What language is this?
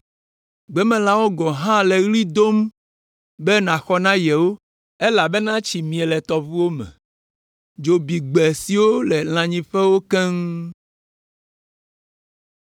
Ewe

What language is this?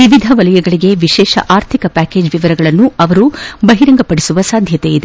Kannada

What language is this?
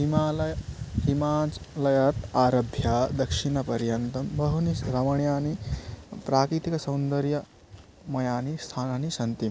Sanskrit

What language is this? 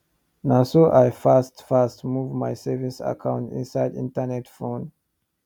Nigerian Pidgin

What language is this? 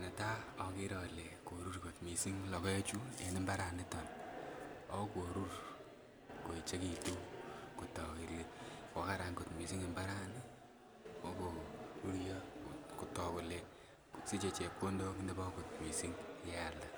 Kalenjin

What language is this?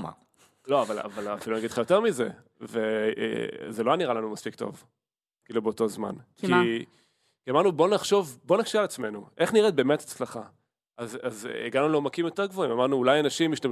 Hebrew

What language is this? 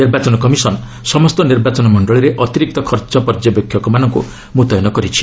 Odia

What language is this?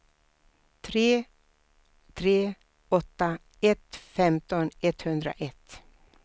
Swedish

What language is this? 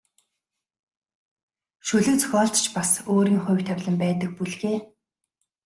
Mongolian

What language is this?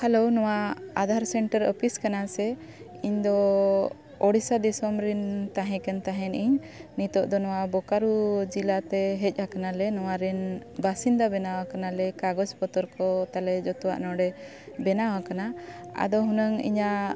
Santali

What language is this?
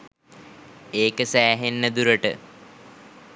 Sinhala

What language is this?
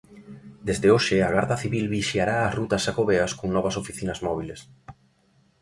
Galician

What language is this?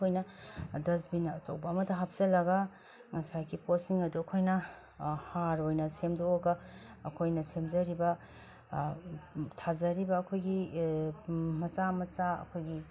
Manipuri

